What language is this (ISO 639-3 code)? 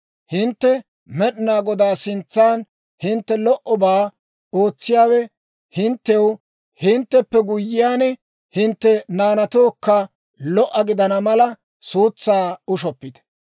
dwr